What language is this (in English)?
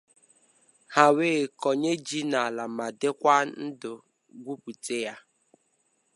Igbo